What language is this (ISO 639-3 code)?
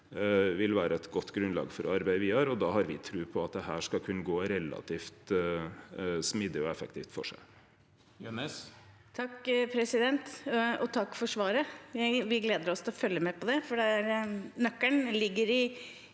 nor